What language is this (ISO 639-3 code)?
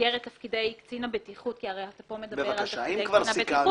heb